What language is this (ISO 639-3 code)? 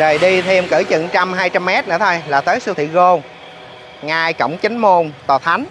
vie